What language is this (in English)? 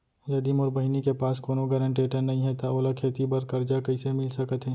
Chhattisgarhi